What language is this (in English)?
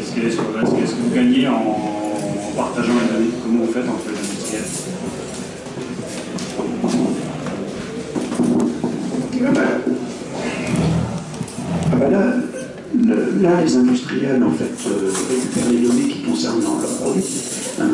French